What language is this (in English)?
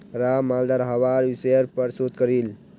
Magahi